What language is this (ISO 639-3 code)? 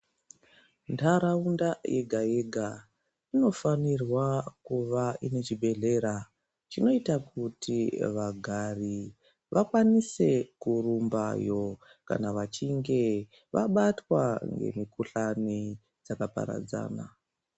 ndc